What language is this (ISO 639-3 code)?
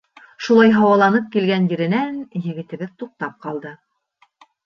bak